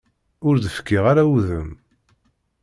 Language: Kabyle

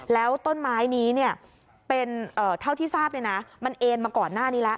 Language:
Thai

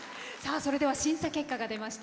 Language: Japanese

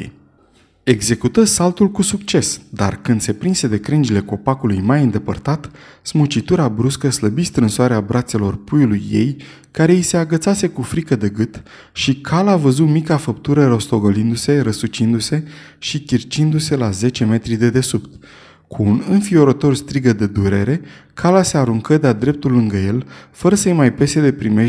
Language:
Romanian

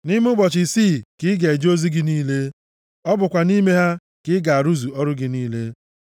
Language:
Igbo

